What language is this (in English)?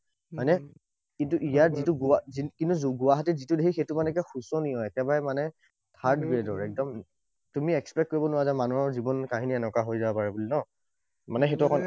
Assamese